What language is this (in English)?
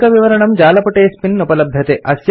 Sanskrit